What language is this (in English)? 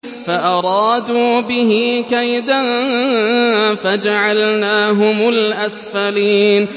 Arabic